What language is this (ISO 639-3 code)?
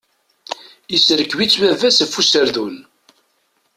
kab